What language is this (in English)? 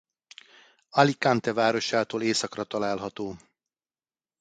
Hungarian